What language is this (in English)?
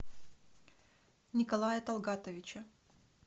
Russian